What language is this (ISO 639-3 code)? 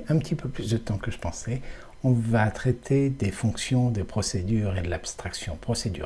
fra